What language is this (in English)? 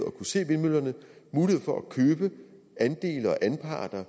Danish